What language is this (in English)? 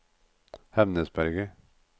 Norwegian